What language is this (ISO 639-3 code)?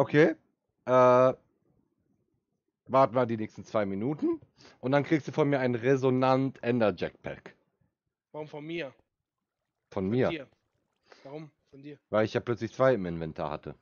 deu